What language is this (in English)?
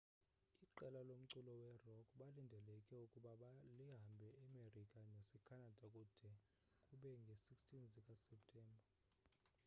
Xhosa